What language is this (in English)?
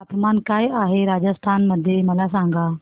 Marathi